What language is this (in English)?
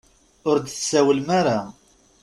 Kabyle